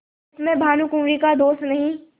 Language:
Hindi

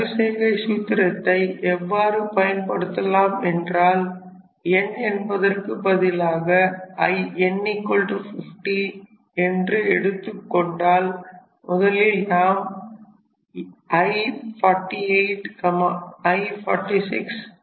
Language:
Tamil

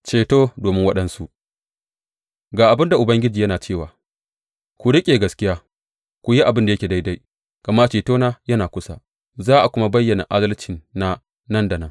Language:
Hausa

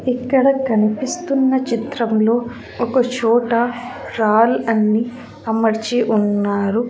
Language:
Telugu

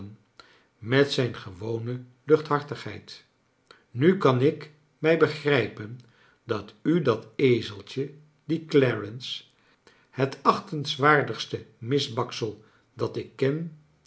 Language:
Dutch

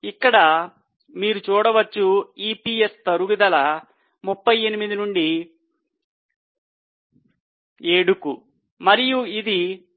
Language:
Telugu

